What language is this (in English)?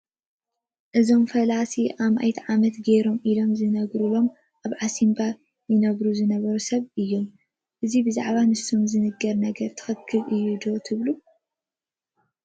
Tigrinya